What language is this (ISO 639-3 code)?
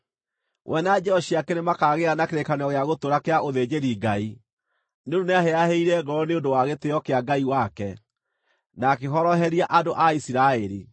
kik